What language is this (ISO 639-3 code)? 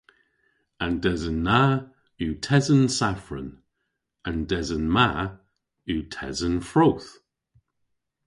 cor